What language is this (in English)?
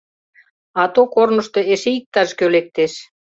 Mari